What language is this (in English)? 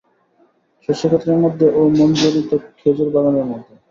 Bangla